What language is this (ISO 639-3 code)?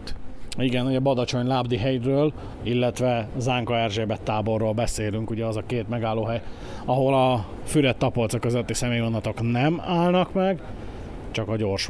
hun